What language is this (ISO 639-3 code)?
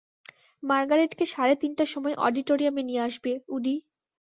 ben